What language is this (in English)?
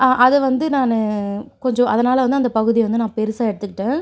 Tamil